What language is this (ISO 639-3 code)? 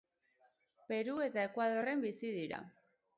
eus